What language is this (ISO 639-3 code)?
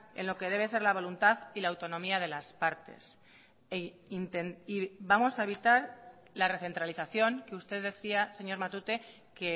spa